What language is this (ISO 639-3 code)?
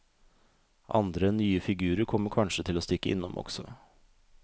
nor